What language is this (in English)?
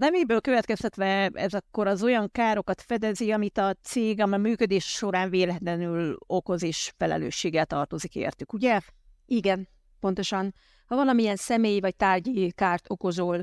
Hungarian